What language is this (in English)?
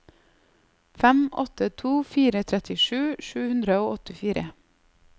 Norwegian